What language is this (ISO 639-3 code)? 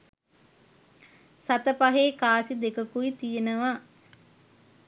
sin